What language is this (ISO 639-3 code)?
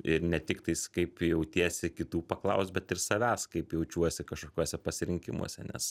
lit